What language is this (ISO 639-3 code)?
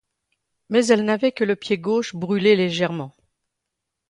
fra